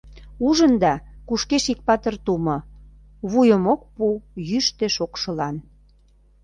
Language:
Mari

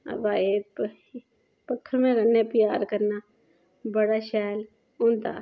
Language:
Dogri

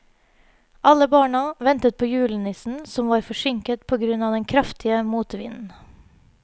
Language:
Norwegian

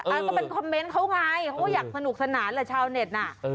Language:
Thai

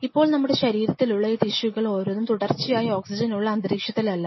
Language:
Malayalam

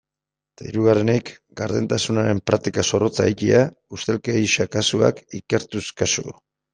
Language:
Basque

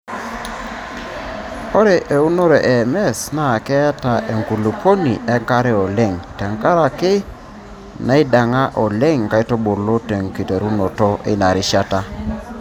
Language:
Masai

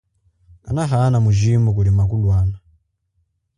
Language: Chokwe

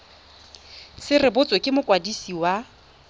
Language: Tswana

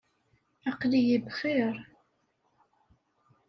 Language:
Kabyle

